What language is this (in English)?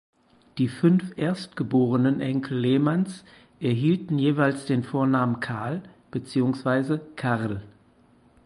German